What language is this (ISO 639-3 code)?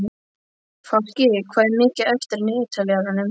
isl